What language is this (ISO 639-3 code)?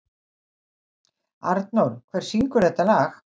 isl